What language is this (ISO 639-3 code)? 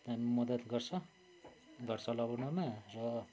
nep